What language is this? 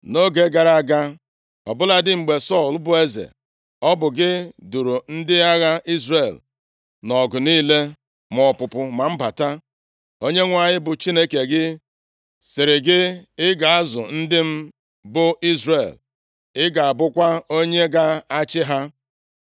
Igbo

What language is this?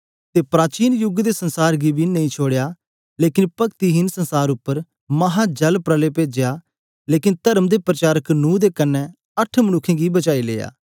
Dogri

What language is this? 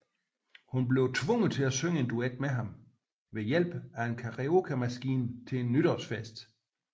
Danish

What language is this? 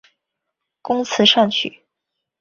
Chinese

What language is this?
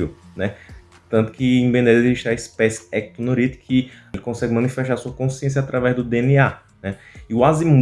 Portuguese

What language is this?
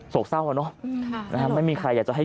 Thai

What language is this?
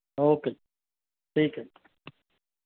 Punjabi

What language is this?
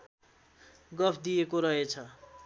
Nepali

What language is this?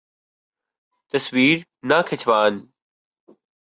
Urdu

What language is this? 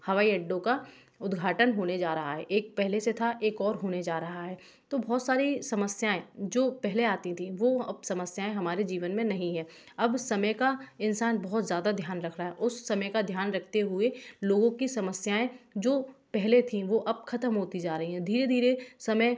Hindi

